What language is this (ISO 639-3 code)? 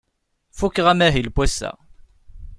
kab